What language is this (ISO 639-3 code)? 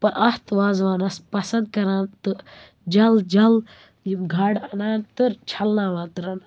kas